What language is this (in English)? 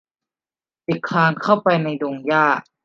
Thai